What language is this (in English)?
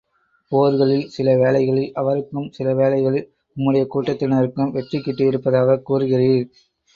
Tamil